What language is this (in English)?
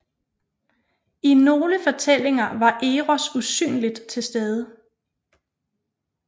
Danish